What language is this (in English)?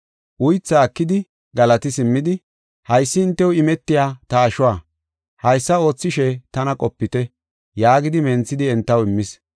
Gofa